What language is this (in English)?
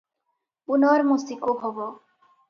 Odia